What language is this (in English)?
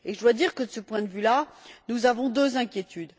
French